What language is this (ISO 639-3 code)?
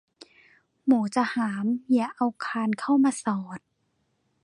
tha